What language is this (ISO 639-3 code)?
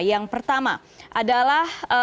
ind